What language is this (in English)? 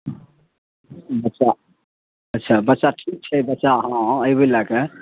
Maithili